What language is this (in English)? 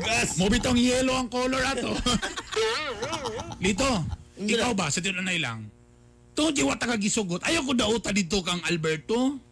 Filipino